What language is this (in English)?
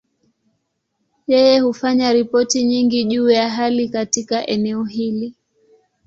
Swahili